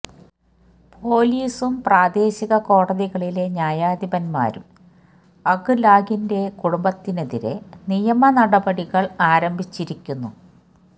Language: Malayalam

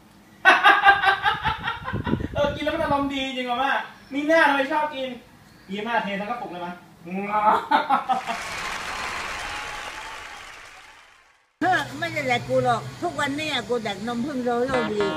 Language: Thai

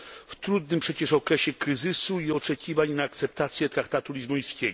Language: Polish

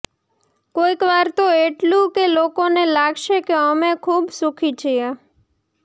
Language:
Gujarati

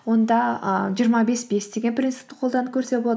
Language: Kazakh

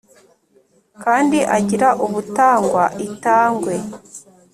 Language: Kinyarwanda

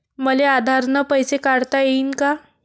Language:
Marathi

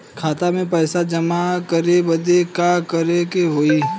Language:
Bhojpuri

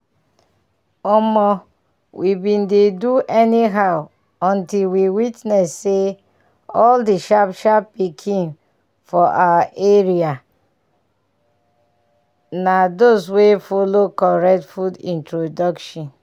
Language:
Nigerian Pidgin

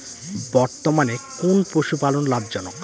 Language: Bangla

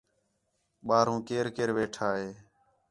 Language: Khetrani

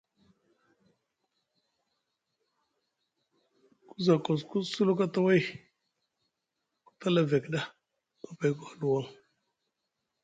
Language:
Musgu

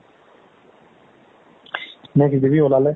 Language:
Assamese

